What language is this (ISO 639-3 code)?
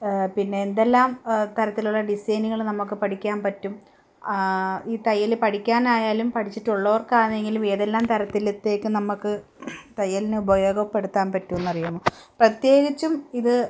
mal